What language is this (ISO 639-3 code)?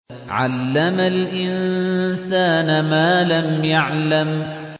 ara